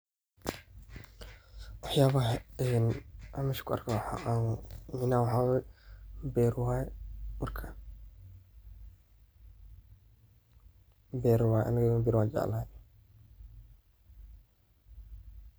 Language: Somali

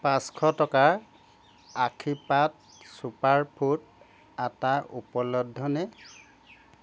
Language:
Assamese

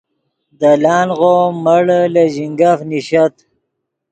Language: Yidgha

